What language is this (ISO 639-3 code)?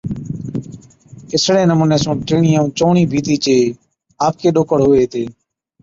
odk